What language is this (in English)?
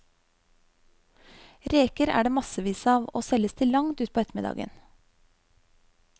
Norwegian